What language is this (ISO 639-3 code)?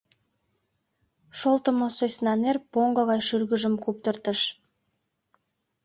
chm